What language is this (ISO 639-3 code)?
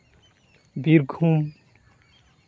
sat